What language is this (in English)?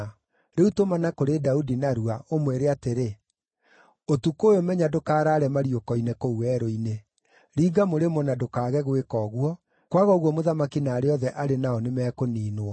Kikuyu